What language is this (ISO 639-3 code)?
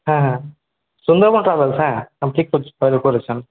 ben